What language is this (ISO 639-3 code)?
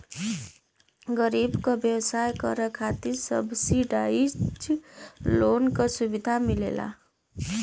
bho